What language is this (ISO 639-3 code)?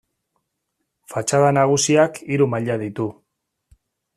eus